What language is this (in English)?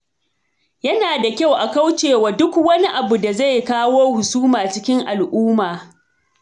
Hausa